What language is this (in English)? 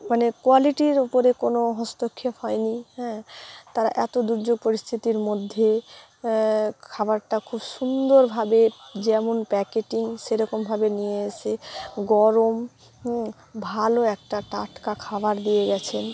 Bangla